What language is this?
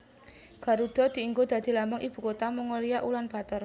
Javanese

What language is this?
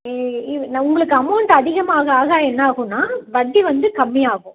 Tamil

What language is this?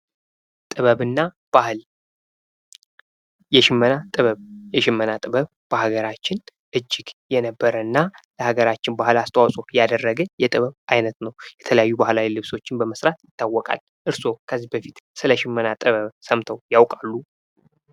Amharic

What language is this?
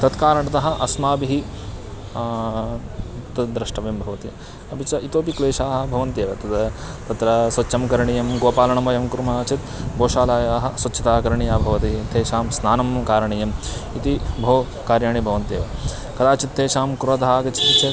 Sanskrit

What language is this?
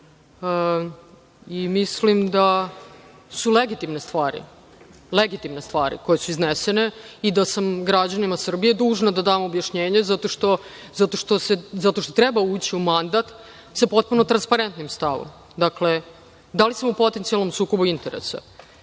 Serbian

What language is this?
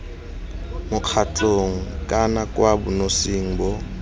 Tswana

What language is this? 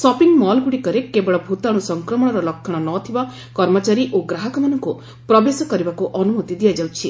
Odia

